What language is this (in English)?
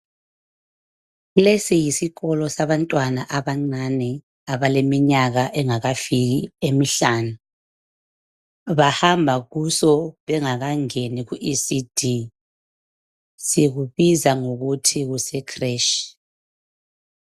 North Ndebele